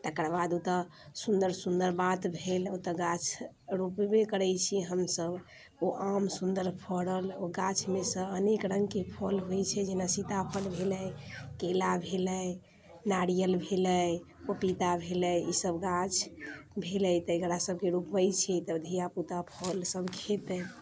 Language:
Maithili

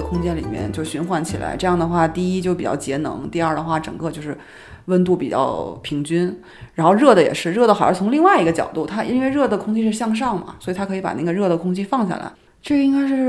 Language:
Chinese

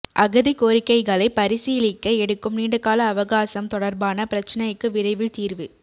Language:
Tamil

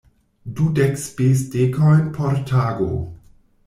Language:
Esperanto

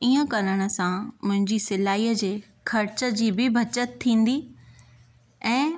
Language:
Sindhi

